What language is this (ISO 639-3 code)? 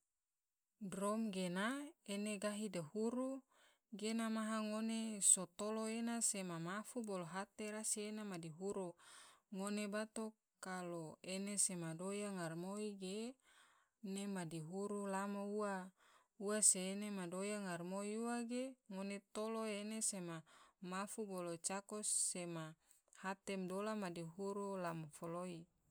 tvo